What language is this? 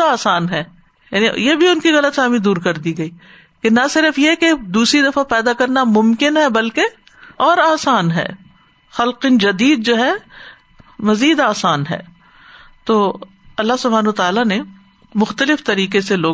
Urdu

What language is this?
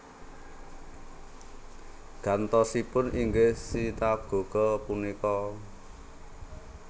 Javanese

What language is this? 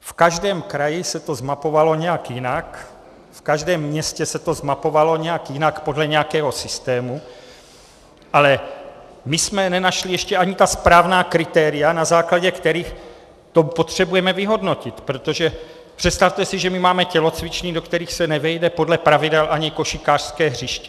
Czech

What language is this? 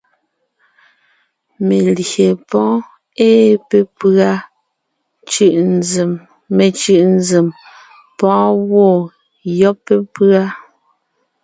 Ngiemboon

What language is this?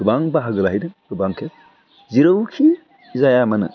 Bodo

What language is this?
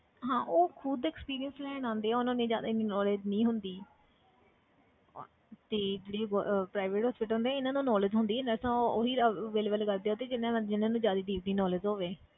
Punjabi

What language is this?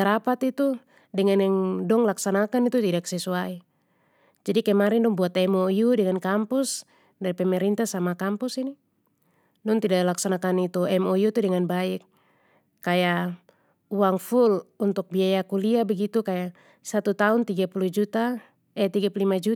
Papuan Malay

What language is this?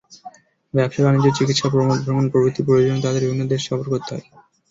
Bangla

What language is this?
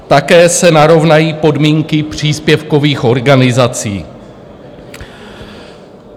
Czech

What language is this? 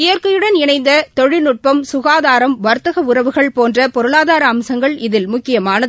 Tamil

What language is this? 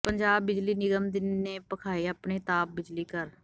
Punjabi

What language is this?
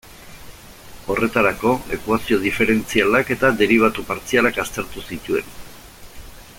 Basque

